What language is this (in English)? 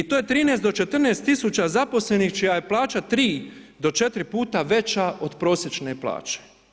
Croatian